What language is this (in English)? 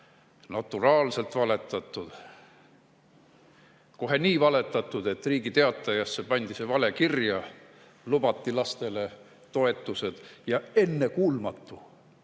Estonian